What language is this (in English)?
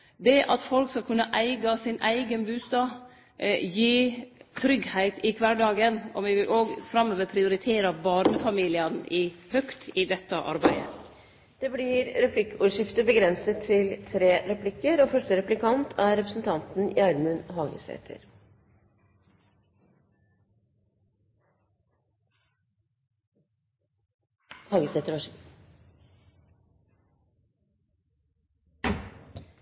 Norwegian